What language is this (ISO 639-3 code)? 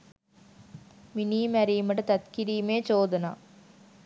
sin